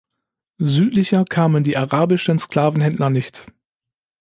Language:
German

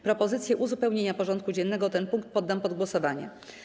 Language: Polish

